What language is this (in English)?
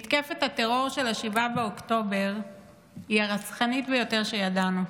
Hebrew